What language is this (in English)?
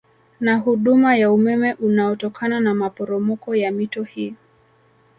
Swahili